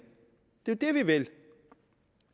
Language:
Danish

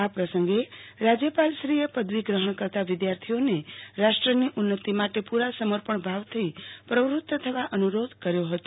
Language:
Gujarati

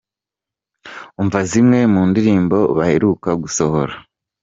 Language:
Kinyarwanda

